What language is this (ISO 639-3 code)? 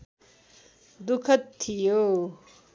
nep